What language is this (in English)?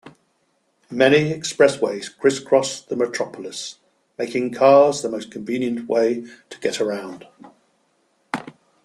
English